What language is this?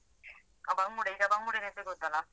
Kannada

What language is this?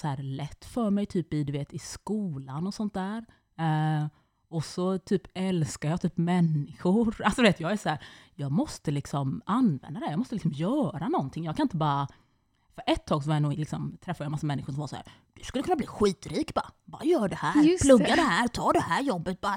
Swedish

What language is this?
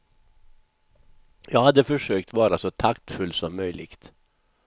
Swedish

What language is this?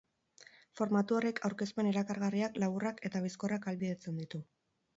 Basque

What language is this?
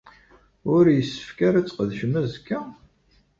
Kabyle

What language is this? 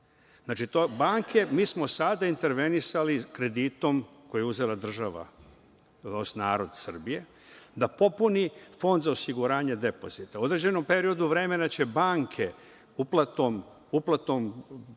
Serbian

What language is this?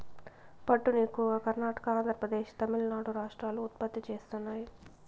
Telugu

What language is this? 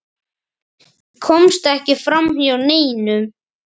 Icelandic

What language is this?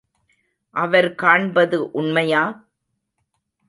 Tamil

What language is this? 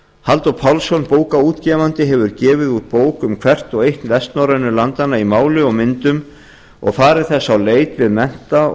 Icelandic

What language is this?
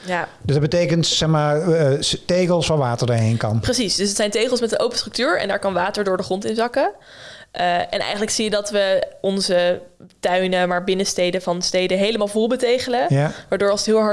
Dutch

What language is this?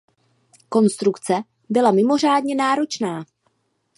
Czech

